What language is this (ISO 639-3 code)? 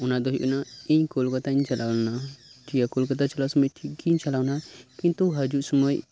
sat